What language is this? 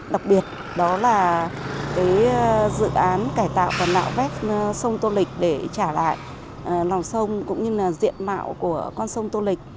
Vietnamese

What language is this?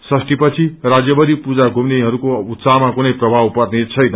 Nepali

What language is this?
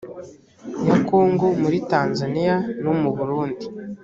Kinyarwanda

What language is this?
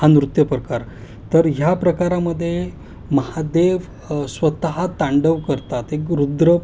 Marathi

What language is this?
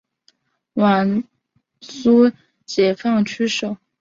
Chinese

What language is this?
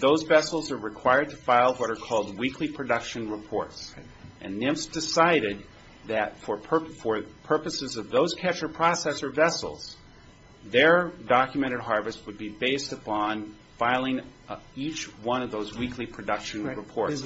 English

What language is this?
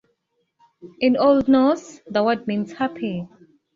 English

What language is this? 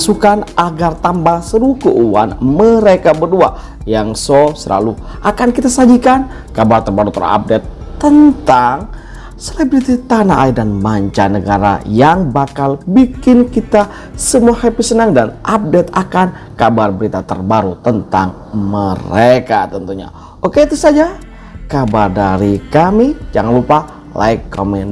Indonesian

